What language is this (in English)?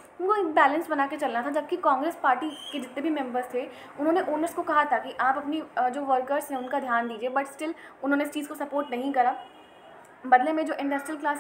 Hindi